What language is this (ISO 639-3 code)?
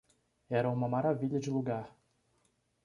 por